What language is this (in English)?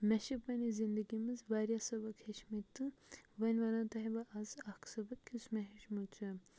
Kashmiri